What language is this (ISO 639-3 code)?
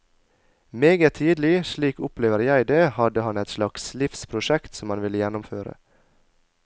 nor